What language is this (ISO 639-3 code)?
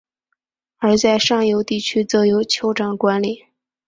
zho